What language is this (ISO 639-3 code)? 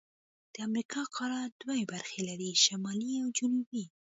pus